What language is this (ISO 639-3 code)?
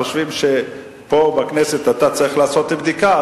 heb